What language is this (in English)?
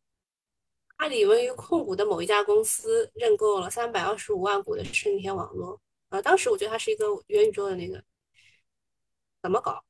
Chinese